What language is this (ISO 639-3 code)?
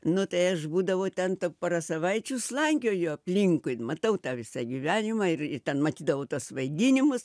lit